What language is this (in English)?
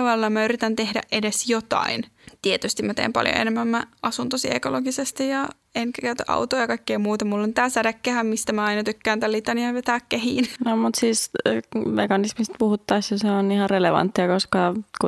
Finnish